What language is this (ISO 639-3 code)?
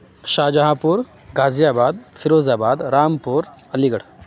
urd